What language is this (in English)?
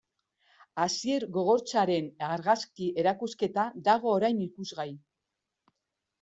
Basque